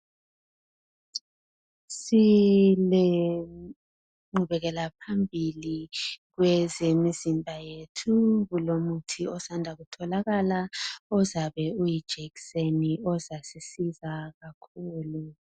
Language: North Ndebele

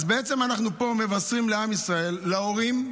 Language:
Hebrew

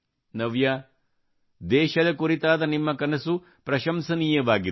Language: Kannada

